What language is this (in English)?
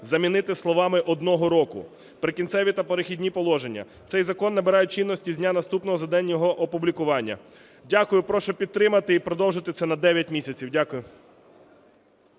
Ukrainian